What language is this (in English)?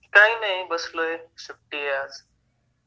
Marathi